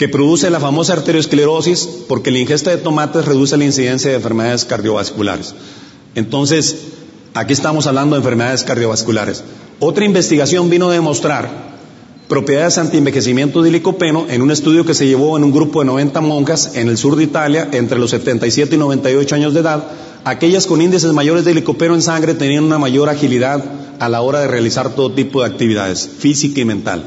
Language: Spanish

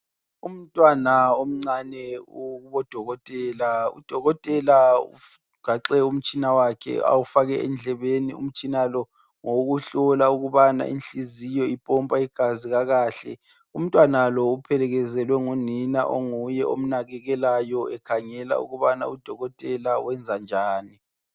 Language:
North Ndebele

